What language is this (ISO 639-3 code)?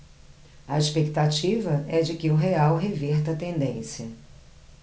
por